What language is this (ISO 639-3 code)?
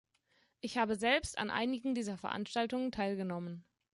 deu